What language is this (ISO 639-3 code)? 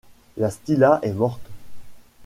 fra